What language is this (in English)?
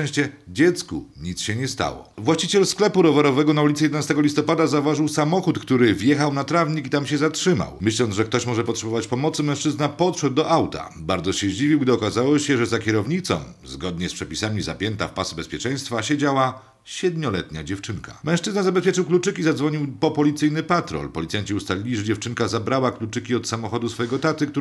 Polish